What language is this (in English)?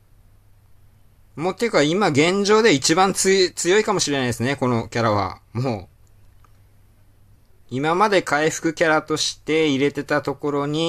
Japanese